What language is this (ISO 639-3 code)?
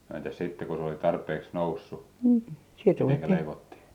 fin